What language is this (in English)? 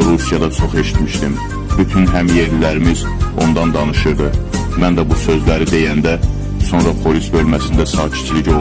Turkish